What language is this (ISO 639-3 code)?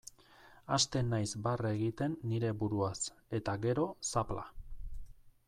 eus